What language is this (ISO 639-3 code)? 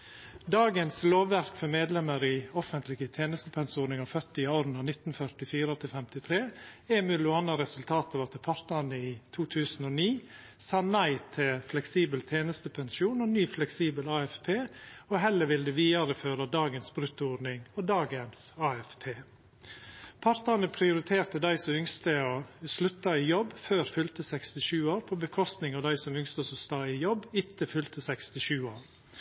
nno